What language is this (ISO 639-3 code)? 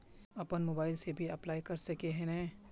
mag